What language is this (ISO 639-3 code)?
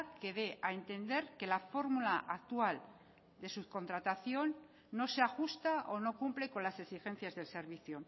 spa